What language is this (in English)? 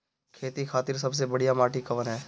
Bhojpuri